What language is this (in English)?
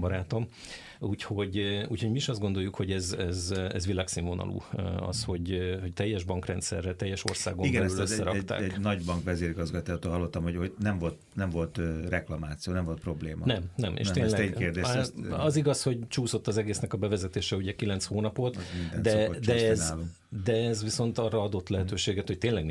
Hungarian